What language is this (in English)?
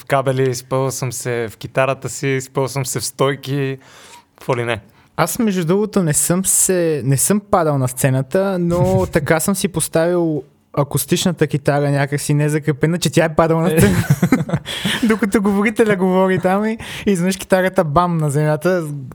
Bulgarian